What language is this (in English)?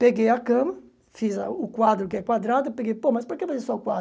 Portuguese